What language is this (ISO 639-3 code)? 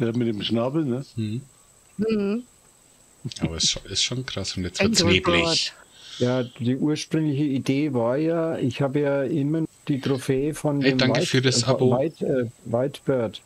deu